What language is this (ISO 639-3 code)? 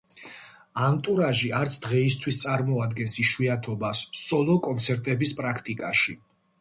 kat